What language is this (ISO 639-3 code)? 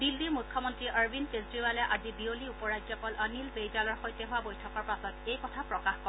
asm